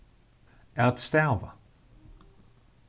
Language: Faroese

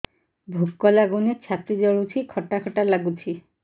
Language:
Odia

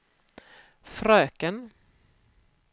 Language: Swedish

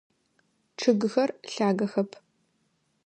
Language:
Adyghe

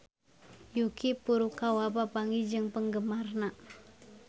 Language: Sundanese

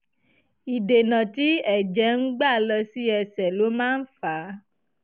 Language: Yoruba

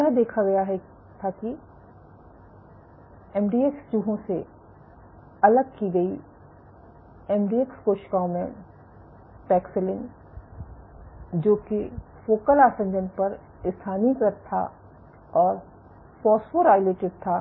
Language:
Hindi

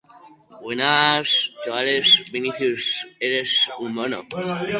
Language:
Basque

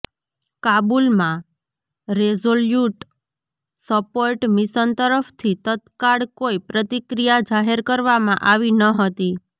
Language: Gujarati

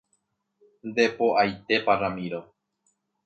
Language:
Guarani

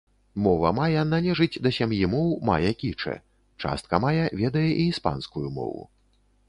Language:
Belarusian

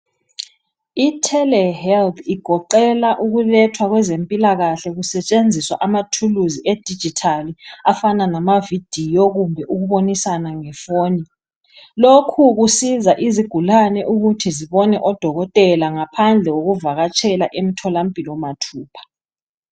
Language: North Ndebele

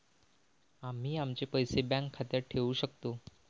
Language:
Marathi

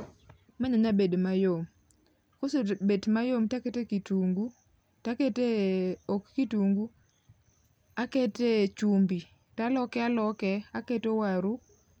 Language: Luo (Kenya and Tanzania)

